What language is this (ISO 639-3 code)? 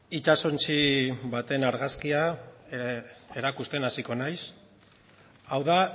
eus